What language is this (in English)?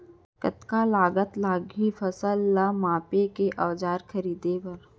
Chhattisgarhi